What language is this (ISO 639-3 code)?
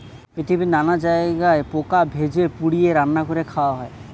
ben